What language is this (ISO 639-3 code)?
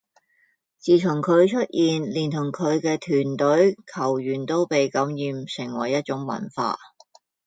yue